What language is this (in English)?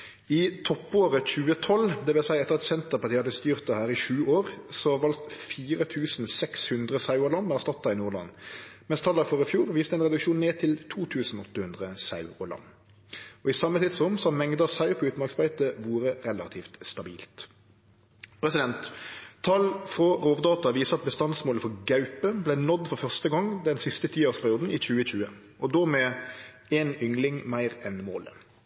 Norwegian Nynorsk